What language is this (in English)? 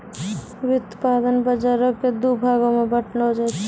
Maithili